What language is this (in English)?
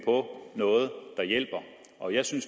Danish